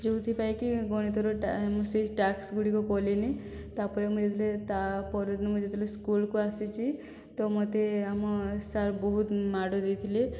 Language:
Odia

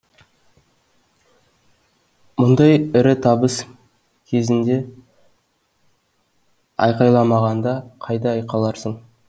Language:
Kazakh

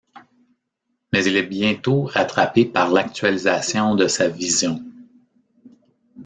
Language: French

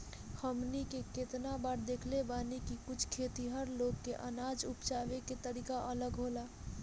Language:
Bhojpuri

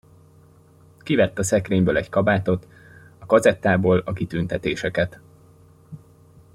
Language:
Hungarian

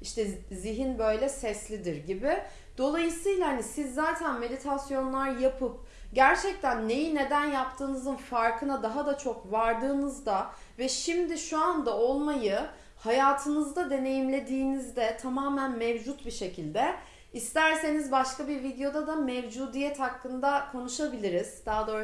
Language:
Turkish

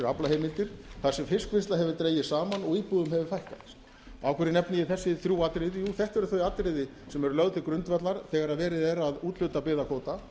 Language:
Icelandic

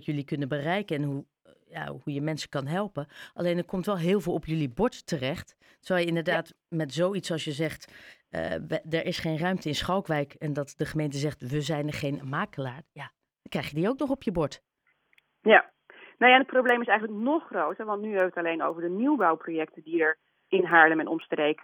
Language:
Dutch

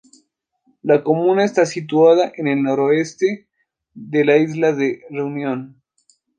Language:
Spanish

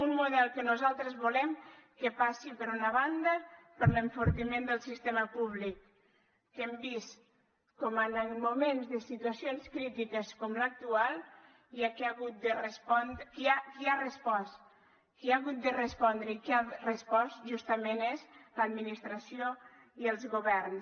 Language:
Catalan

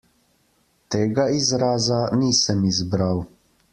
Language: Slovenian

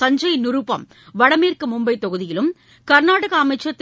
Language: Tamil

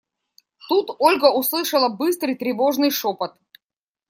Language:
Russian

